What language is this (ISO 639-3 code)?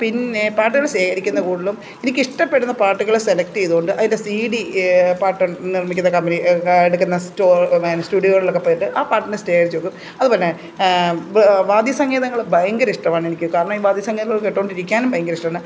mal